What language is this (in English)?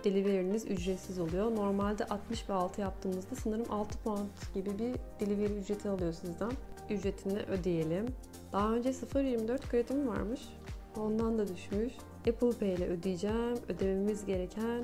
Turkish